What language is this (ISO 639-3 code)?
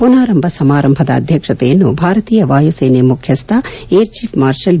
kan